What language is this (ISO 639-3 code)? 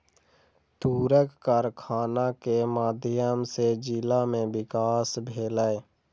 mai